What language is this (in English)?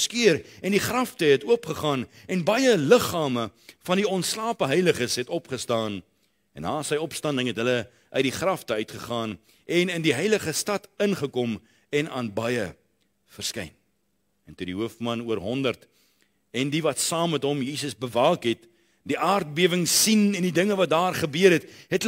Dutch